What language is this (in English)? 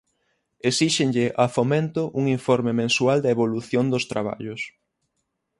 Galician